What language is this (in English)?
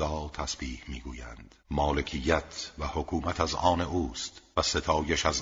Persian